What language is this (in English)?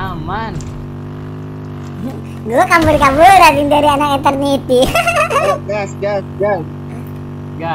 Indonesian